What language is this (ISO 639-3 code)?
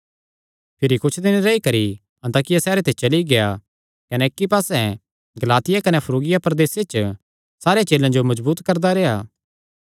xnr